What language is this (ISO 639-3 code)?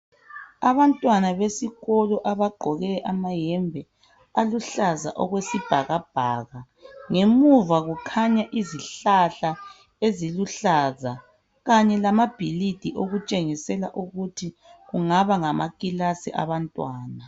nde